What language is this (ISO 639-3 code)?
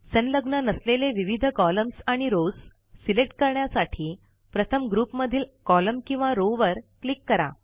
mar